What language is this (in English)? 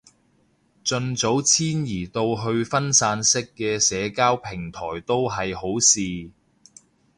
Cantonese